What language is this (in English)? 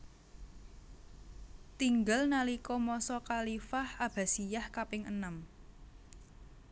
Javanese